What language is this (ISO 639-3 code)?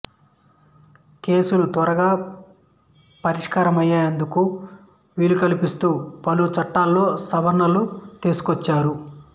tel